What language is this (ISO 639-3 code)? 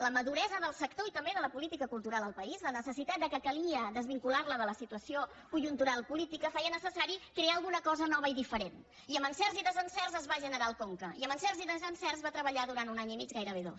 cat